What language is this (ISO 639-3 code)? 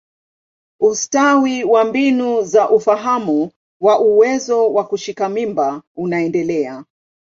swa